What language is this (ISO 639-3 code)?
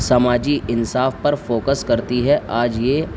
urd